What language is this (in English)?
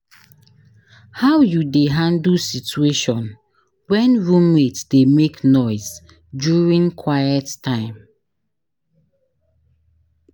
Nigerian Pidgin